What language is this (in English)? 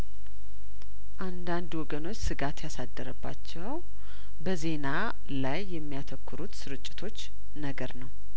Amharic